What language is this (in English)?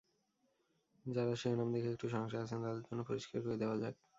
Bangla